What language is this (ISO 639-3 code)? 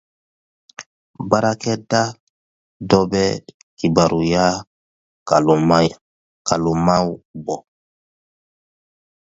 dyu